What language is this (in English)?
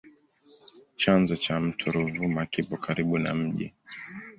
Swahili